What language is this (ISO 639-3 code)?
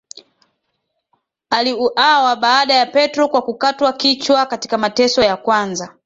swa